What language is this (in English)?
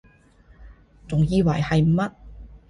Cantonese